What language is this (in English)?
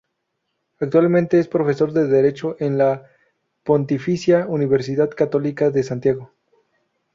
Spanish